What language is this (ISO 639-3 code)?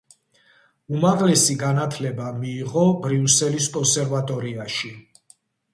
kat